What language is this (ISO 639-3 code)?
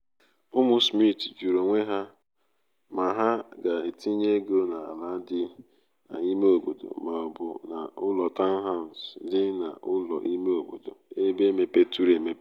ibo